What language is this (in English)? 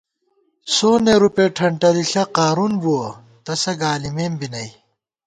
Gawar-Bati